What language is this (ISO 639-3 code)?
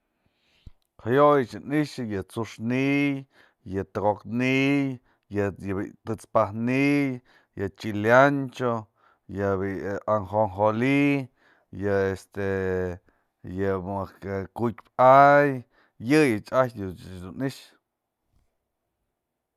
mzl